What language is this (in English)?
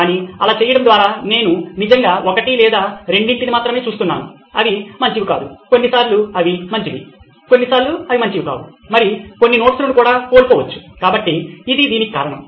Telugu